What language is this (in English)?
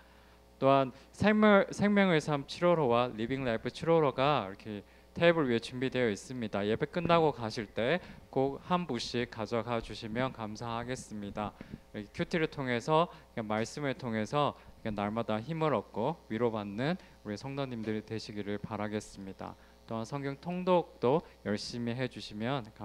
Korean